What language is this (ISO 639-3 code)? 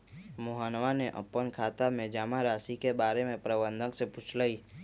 mag